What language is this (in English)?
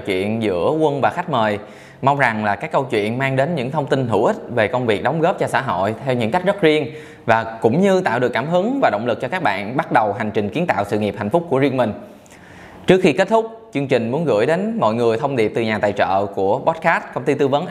Vietnamese